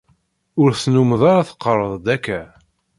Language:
Kabyle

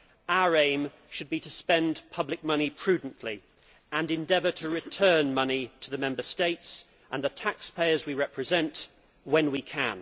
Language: English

